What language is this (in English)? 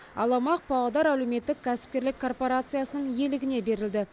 Kazakh